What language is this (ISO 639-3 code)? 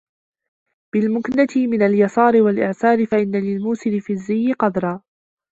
ara